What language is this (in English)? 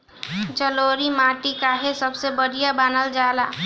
Bhojpuri